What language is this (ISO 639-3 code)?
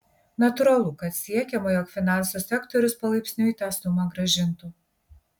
lit